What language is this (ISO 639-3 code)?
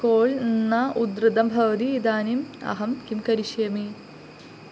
san